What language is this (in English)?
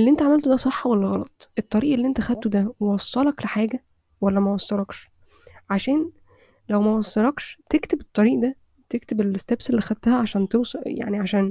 Arabic